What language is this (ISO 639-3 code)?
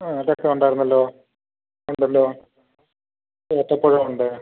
mal